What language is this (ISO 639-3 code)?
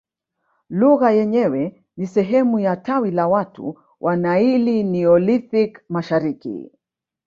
swa